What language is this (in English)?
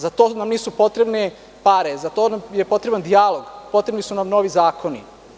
Serbian